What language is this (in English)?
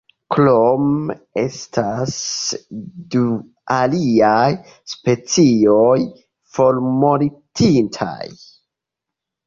Esperanto